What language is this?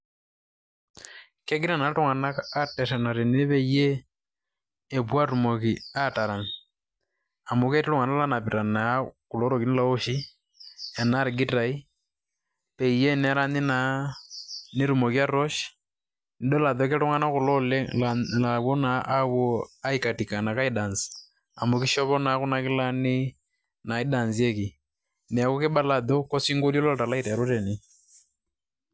Masai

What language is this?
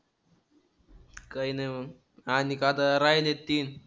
Marathi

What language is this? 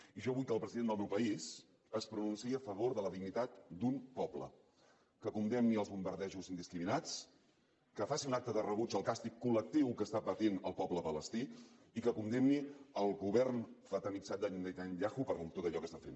Catalan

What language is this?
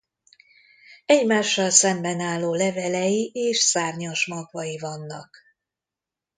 Hungarian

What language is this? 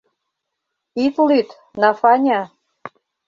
Mari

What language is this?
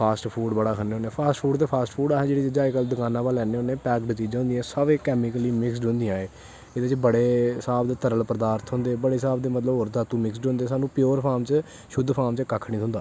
Dogri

